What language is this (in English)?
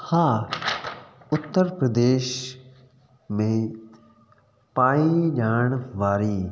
Sindhi